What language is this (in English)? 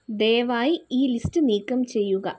Malayalam